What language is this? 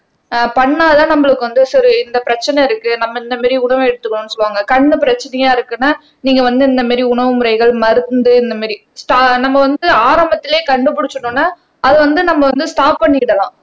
Tamil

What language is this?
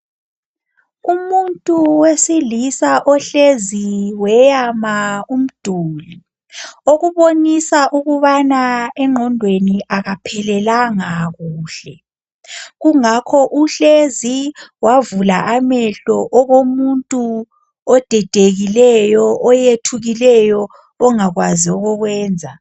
North Ndebele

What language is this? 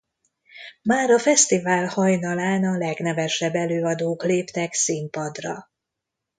Hungarian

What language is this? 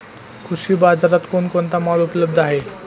Marathi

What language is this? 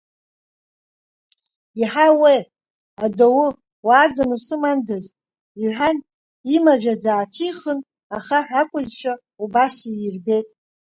Abkhazian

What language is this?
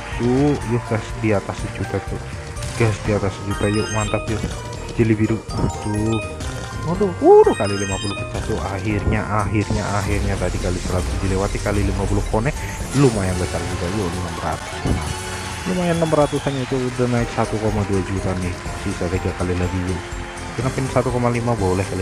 Indonesian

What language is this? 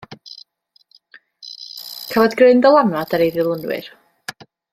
Welsh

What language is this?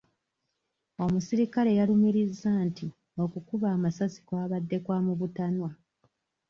Ganda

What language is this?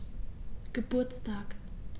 German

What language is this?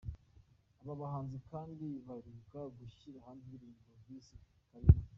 Kinyarwanda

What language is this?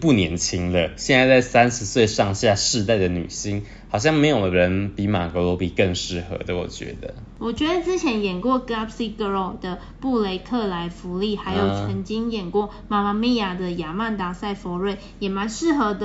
Chinese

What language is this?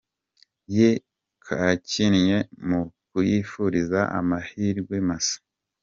Kinyarwanda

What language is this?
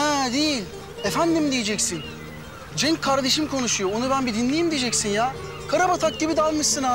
Turkish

